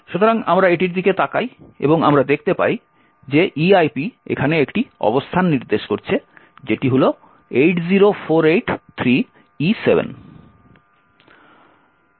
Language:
Bangla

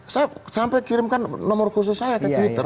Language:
Indonesian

